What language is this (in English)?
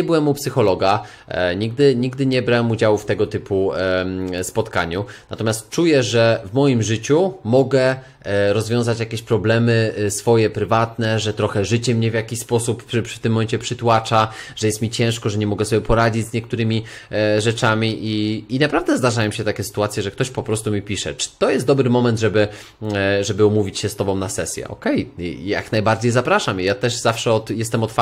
Polish